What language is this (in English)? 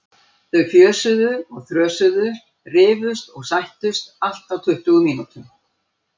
Icelandic